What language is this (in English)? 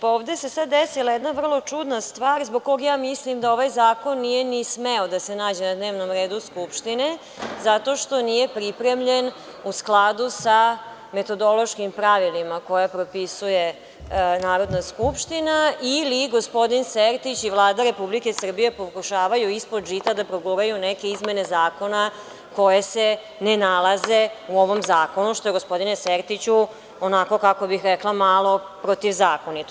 Serbian